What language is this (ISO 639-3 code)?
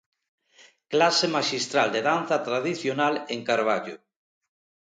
glg